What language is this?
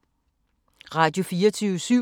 Danish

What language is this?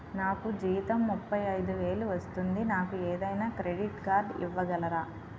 Telugu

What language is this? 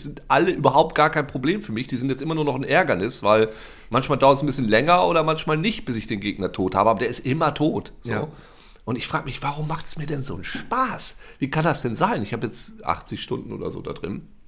German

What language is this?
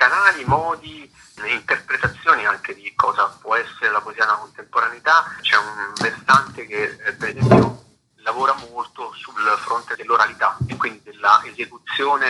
Italian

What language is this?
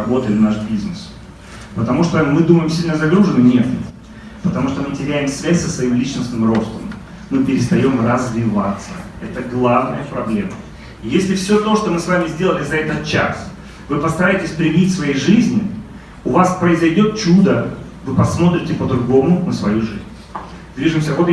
Russian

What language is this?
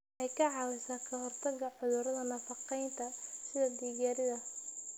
Somali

